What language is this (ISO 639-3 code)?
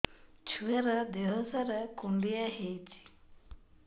ori